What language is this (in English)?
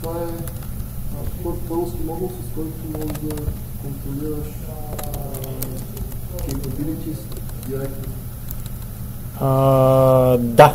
Bulgarian